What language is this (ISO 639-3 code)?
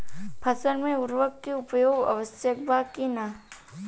bho